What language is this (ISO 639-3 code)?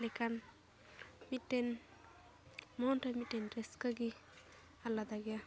sat